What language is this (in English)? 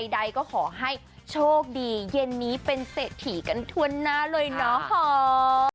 Thai